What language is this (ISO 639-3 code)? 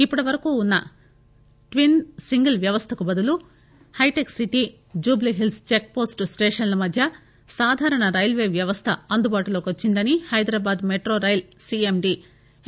tel